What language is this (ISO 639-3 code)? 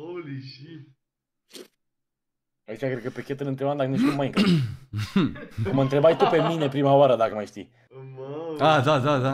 ron